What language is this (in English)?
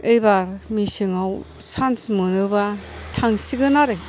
Bodo